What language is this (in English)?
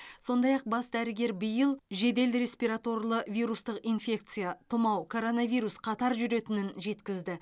Kazakh